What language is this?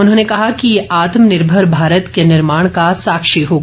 Hindi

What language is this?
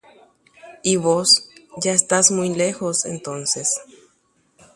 Guarani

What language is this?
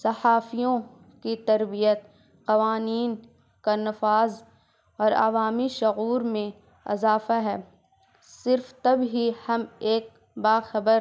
Urdu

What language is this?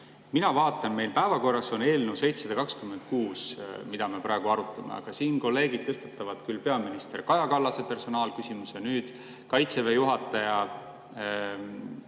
Estonian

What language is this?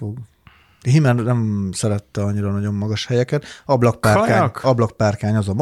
Hungarian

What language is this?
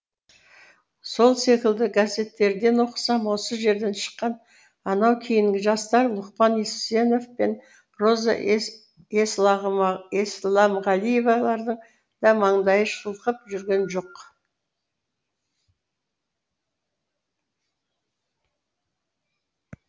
Kazakh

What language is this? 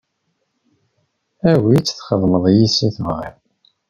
Kabyle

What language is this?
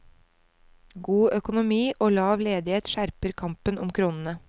Norwegian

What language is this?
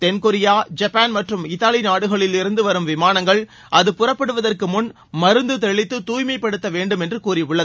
Tamil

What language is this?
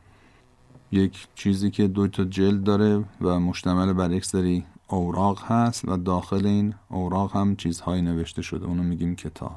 Persian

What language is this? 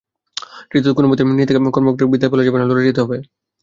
Bangla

